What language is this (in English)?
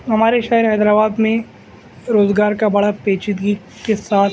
Urdu